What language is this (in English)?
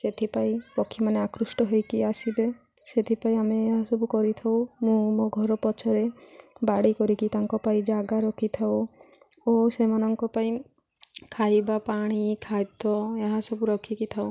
Odia